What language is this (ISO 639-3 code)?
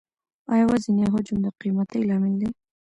pus